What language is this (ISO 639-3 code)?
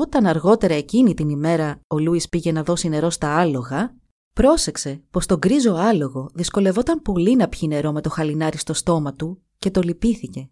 ell